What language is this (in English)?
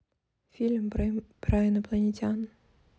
Russian